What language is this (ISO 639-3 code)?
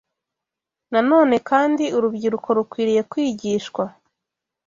kin